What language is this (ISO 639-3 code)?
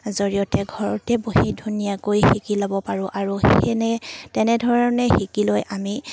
asm